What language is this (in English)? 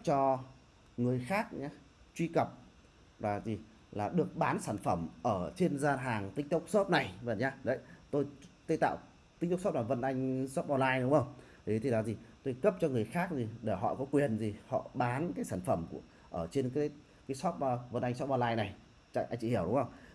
Vietnamese